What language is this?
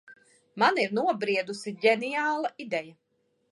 Latvian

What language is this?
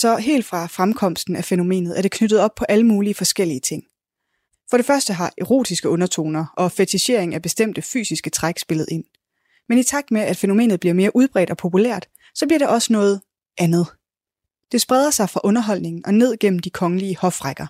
Danish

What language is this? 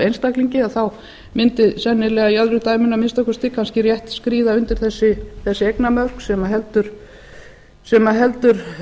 Icelandic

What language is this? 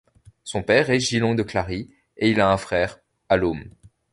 French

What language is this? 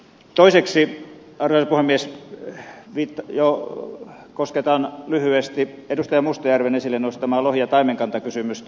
Finnish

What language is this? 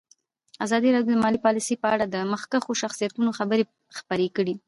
Pashto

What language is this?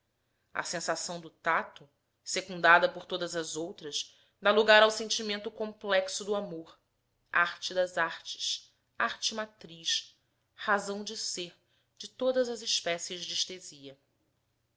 Portuguese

